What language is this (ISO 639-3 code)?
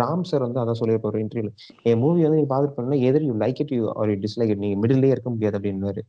tam